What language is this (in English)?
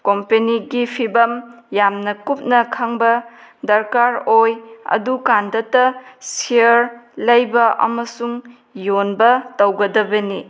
Manipuri